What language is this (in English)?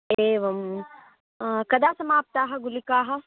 Sanskrit